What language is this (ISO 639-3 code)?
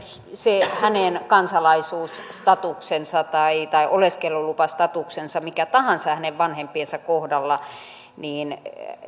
fin